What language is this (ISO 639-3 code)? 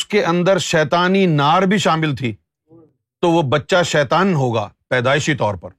urd